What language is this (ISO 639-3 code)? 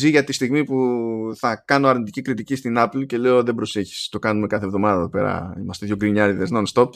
ell